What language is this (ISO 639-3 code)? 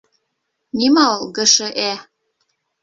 bak